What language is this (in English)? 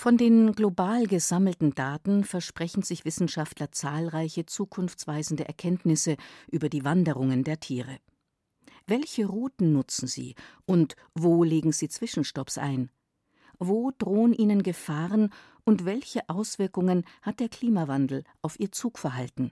German